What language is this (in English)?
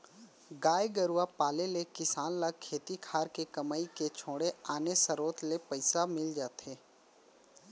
Chhattisgarhi